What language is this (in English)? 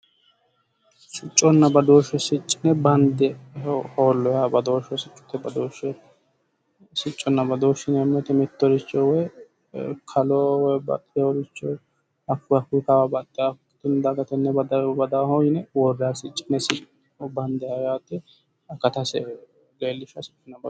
Sidamo